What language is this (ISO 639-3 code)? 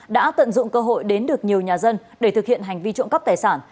vie